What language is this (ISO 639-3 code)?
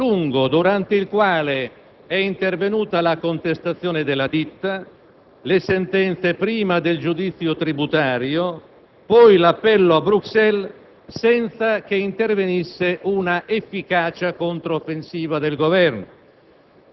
ita